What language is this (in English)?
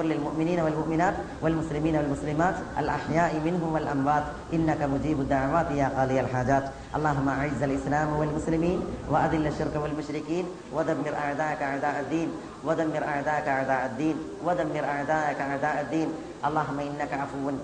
Malayalam